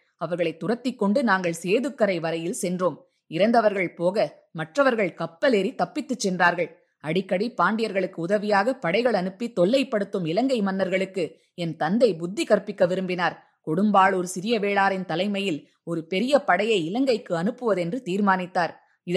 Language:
Tamil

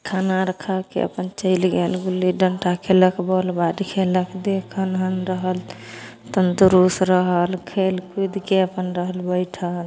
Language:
Maithili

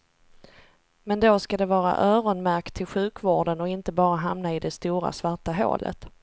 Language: Swedish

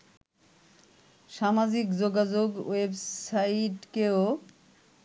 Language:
Bangla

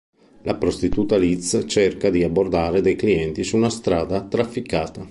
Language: Italian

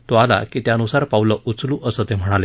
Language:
Marathi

